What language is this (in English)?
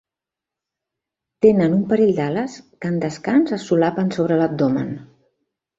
Catalan